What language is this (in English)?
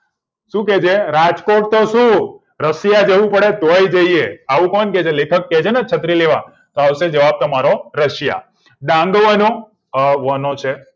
Gujarati